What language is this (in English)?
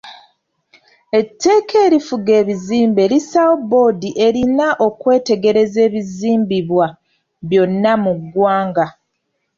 Ganda